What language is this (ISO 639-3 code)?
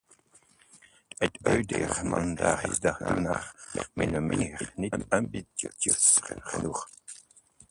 nld